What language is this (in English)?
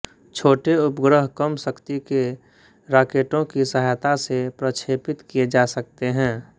Hindi